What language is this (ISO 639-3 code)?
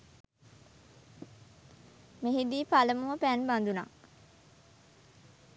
sin